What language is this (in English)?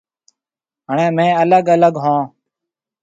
Marwari (Pakistan)